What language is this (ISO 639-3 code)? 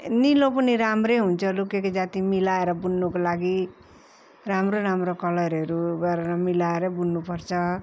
nep